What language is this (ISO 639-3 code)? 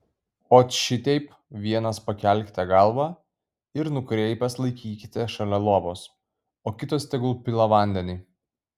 lit